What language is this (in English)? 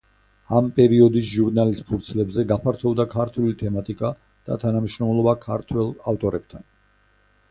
Georgian